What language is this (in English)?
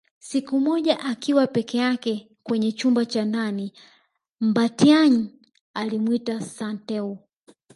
Swahili